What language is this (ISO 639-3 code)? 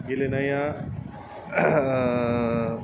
brx